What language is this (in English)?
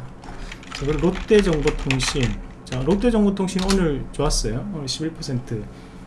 Korean